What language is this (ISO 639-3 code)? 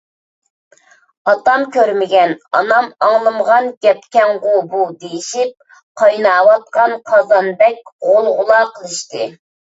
uig